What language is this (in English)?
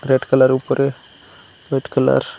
Bangla